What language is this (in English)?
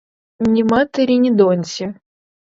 Ukrainian